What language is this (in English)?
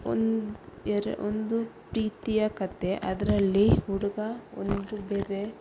Kannada